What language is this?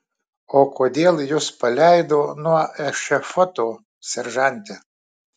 Lithuanian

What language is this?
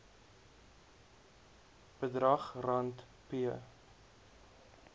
Afrikaans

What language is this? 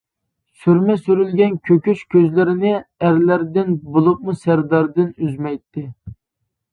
Uyghur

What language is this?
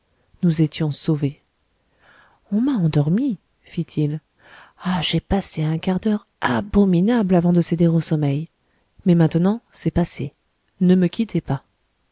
French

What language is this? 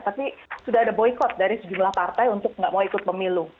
Indonesian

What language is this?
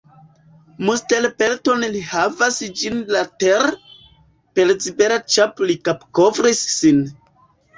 Esperanto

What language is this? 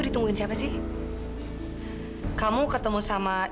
Indonesian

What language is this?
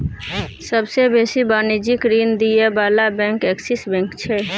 Maithili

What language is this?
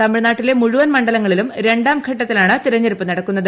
Malayalam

